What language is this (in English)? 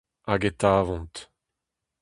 Breton